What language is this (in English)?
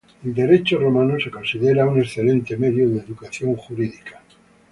Spanish